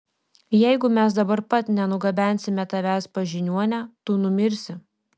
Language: Lithuanian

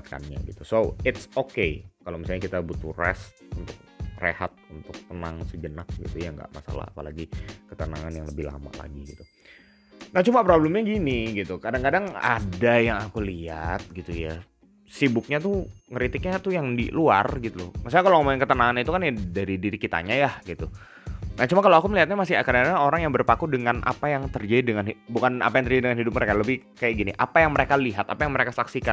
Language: Indonesian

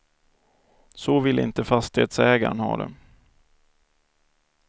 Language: Swedish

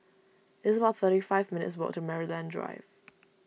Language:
English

